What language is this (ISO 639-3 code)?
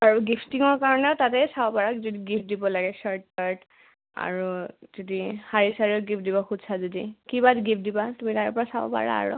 asm